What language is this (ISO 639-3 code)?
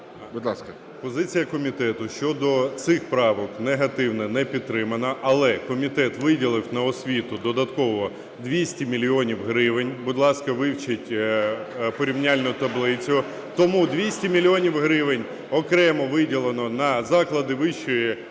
ukr